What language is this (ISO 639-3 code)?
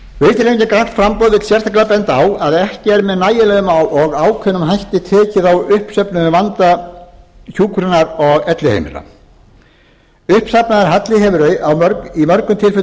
isl